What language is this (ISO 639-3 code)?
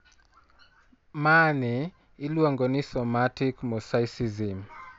luo